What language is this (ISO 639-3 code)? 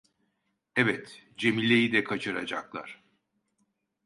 tur